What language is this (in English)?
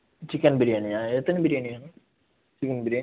Tamil